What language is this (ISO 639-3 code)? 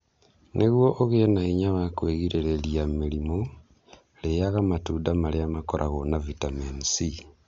kik